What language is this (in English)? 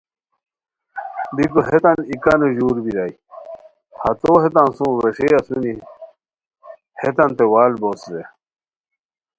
Khowar